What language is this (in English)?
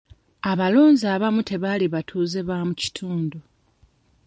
Ganda